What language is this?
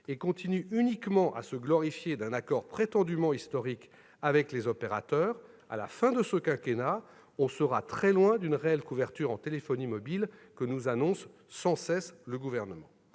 French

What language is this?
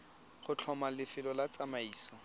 Tswana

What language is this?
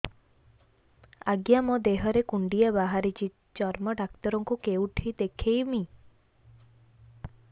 Odia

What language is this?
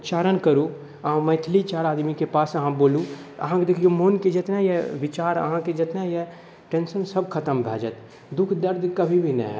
Maithili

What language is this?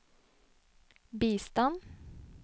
Norwegian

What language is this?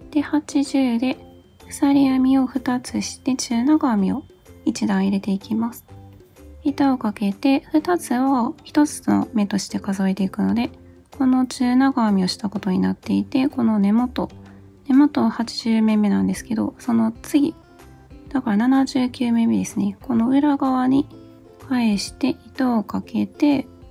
Japanese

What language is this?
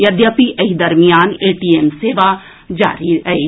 Maithili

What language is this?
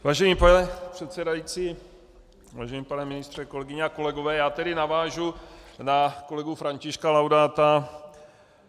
Czech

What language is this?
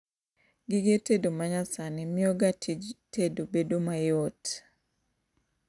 Luo (Kenya and Tanzania)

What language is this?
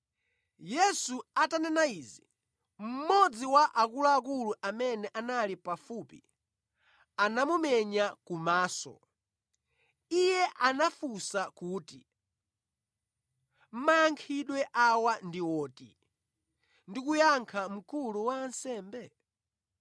Nyanja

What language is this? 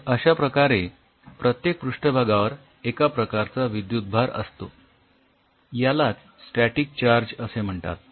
Marathi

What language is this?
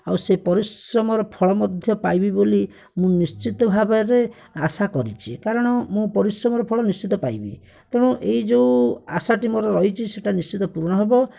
Odia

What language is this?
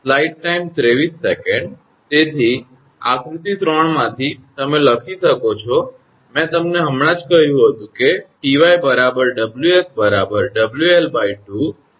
Gujarati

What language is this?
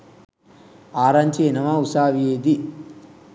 Sinhala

